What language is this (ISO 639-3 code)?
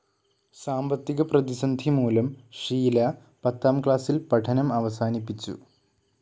mal